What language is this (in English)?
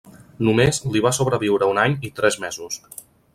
Catalan